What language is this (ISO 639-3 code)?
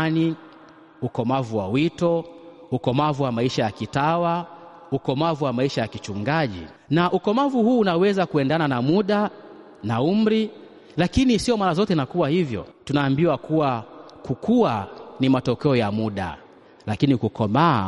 swa